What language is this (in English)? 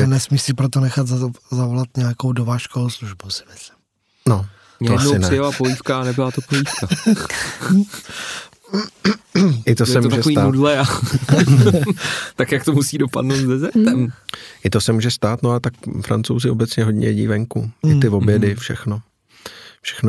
Czech